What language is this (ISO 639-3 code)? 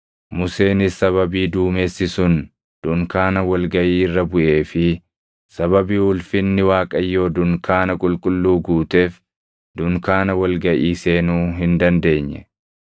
orm